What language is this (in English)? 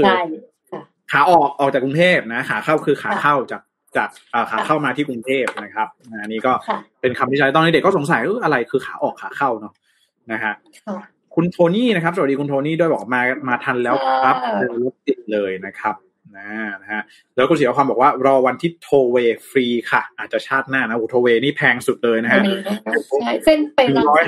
Thai